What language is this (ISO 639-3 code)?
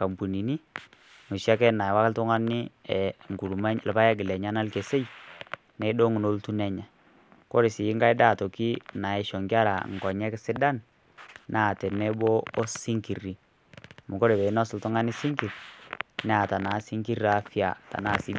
mas